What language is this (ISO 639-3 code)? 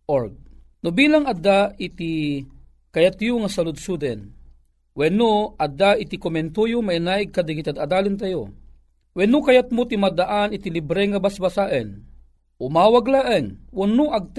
fil